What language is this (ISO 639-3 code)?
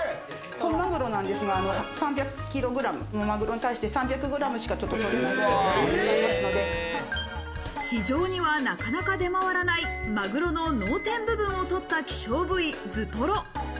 jpn